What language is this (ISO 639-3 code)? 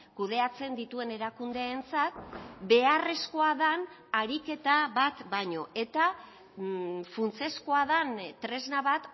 eus